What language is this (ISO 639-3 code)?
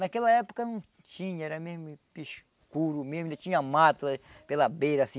por